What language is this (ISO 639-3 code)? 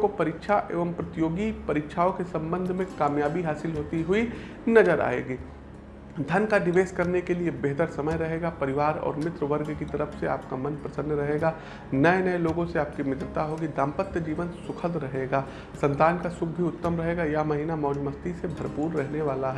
hin